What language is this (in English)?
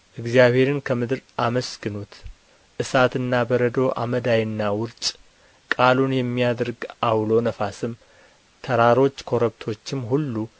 Amharic